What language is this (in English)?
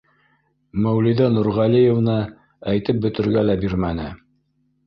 Bashkir